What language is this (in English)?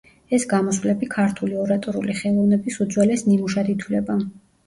Georgian